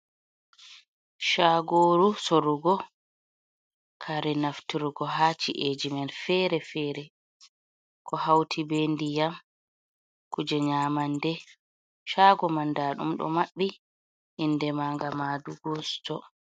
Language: Fula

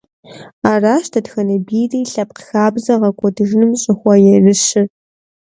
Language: Kabardian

